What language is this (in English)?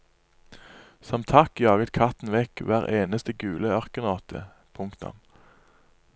Norwegian